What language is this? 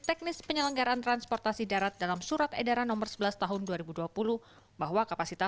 Indonesian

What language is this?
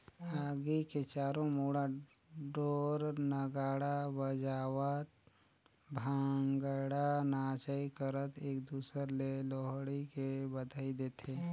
Chhattisgarhi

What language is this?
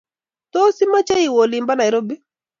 Kalenjin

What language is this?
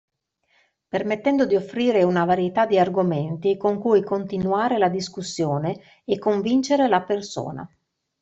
Italian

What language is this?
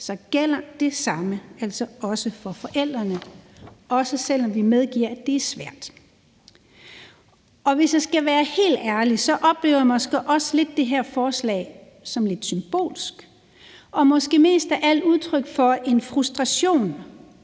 Danish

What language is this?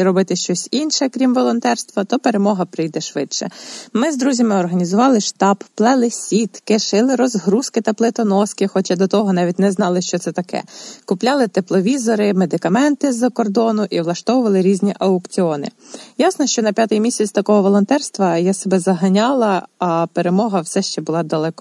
Ukrainian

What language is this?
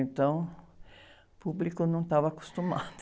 Portuguese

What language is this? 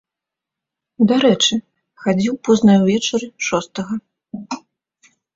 Belarusian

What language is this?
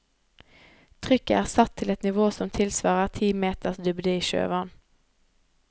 Norwegian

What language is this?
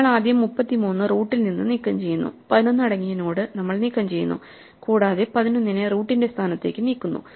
Malayalam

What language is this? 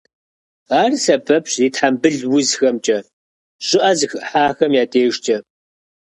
Kabardian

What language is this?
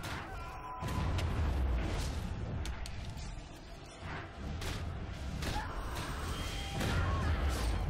French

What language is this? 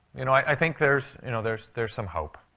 English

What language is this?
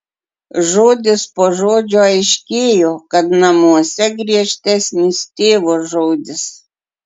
Lithuanian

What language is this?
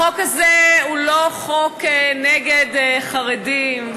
Hebrew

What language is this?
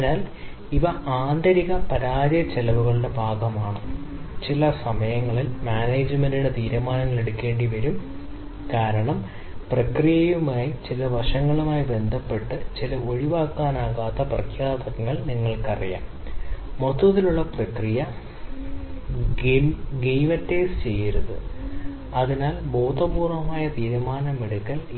Malayalam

